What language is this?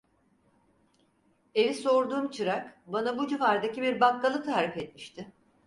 Turkish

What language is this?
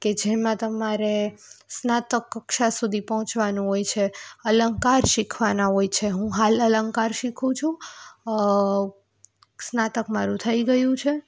Gujarati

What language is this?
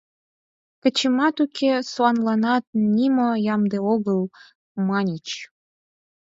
Mari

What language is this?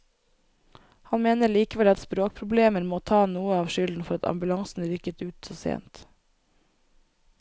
Norwegian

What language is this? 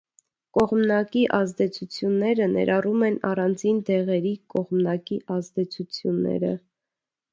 Armenian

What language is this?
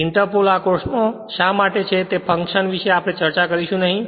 Gujarati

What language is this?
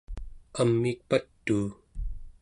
Central Yupik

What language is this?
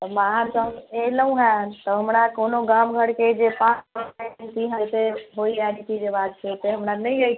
Maithili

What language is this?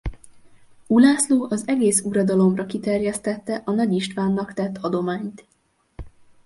Hungarian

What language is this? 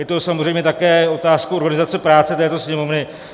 Czech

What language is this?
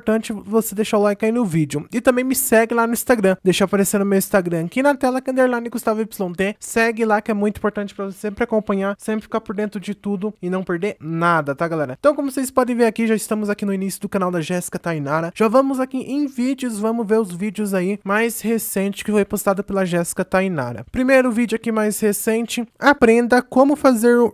Portuguese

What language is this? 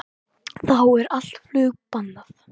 Icelandic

